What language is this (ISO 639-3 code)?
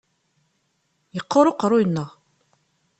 kab